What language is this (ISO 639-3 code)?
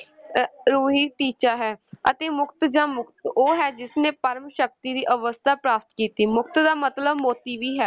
pan